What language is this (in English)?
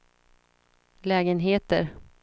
Swedish